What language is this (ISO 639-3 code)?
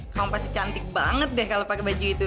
ind